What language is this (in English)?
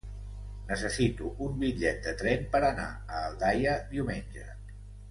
Catalan